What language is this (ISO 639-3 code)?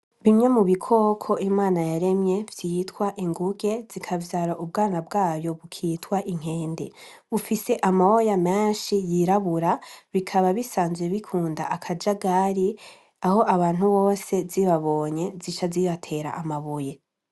run